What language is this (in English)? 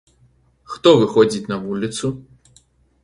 Belarusian